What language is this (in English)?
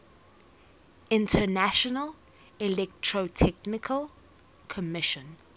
English